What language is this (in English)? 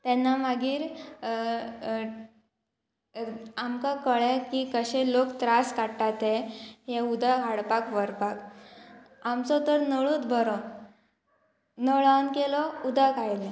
Konkani